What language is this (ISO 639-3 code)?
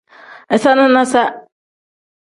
kdh